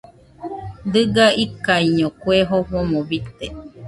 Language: Nüpode Huitoto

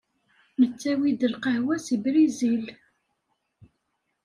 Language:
Kabyle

